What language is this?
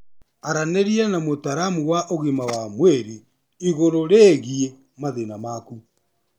Kikuyu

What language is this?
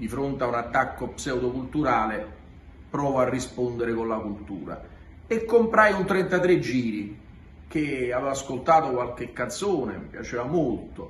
Italian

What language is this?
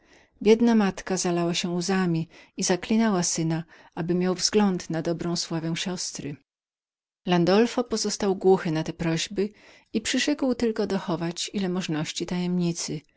Polish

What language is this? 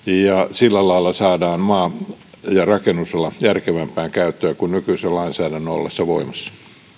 Finnish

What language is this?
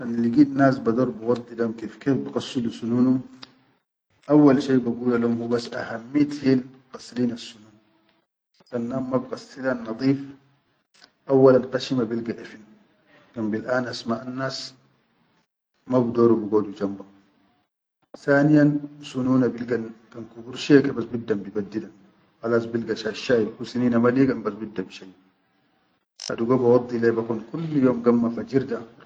Chadian Arabic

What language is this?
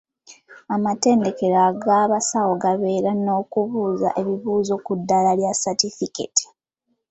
Ganda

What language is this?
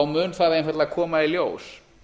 Icelandic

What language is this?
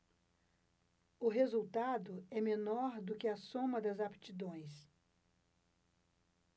Portuguese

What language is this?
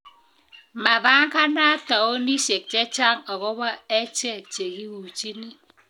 Kalenjin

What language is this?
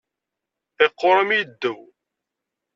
Kabyle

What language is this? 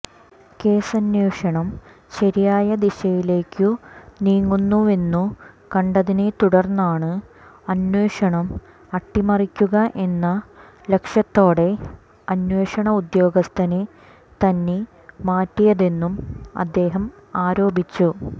Malayalam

